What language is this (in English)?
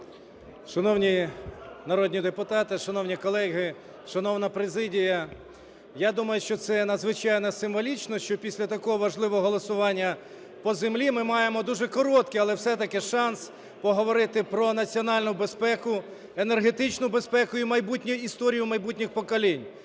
Ukrainian